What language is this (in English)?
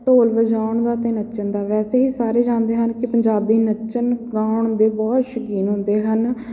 Punjabi